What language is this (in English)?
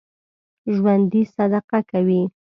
Pashto